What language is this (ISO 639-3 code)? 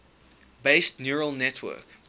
eng